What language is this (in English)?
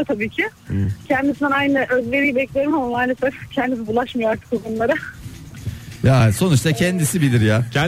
Turkish